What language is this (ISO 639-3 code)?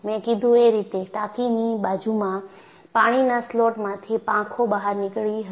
guj